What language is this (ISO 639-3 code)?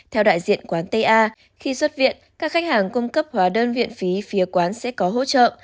vie